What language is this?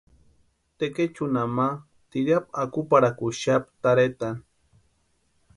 Western Highland Purepecha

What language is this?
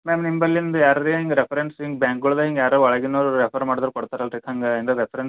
Kannada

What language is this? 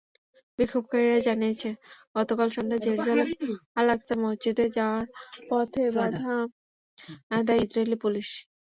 Bangla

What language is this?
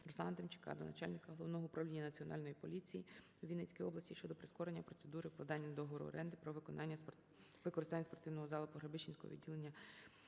Ukrainian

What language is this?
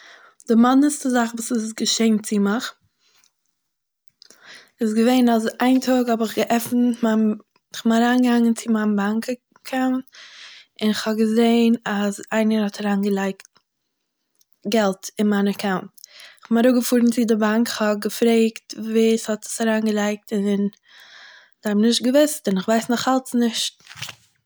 Yiddish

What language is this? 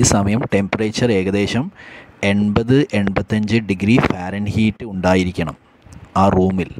Hindi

